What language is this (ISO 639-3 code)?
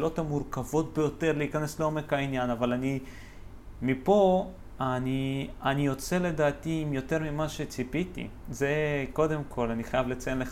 heb